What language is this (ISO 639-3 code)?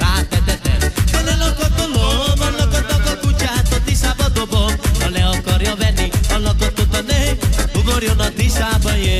hun